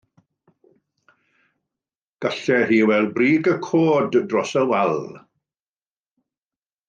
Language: Welsh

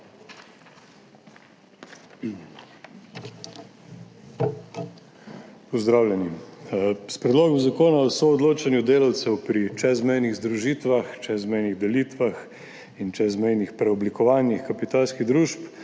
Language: Slovenian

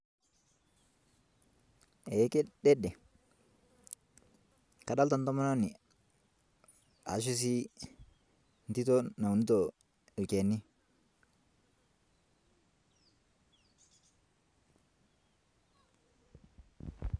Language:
Masai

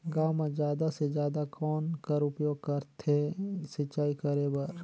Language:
Chhattisgarhi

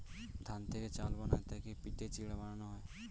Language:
Bangla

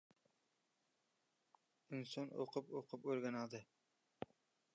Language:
Uzbek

